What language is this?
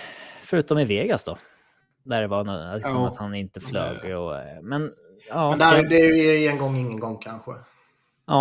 Swedish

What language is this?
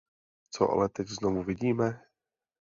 Czech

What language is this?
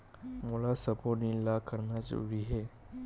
Chhattisgarhi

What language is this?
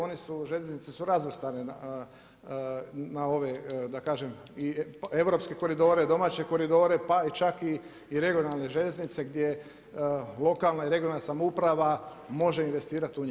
Croatian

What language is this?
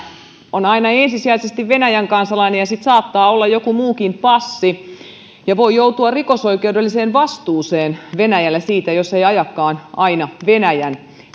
Finnish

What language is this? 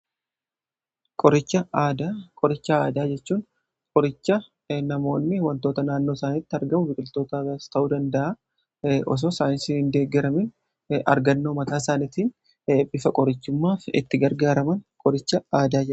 Oromo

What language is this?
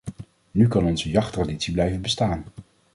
Dutch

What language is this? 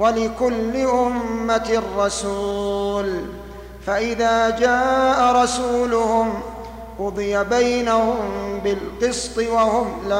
Arabic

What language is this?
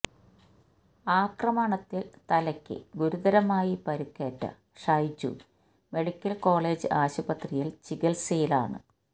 Malayalam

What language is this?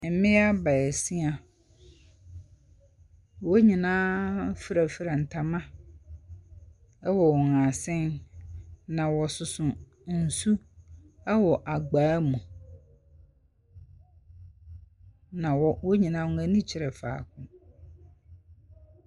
Akan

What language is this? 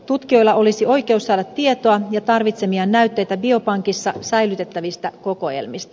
Finnish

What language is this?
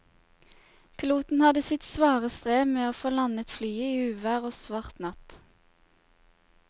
Norwegian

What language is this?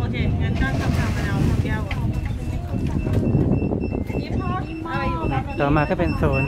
Thai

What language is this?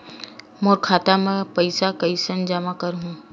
Chhattisgarhi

